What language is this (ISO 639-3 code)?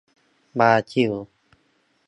tha